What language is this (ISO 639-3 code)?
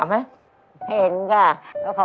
tha